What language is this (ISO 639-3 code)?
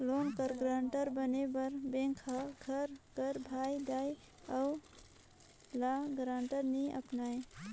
hne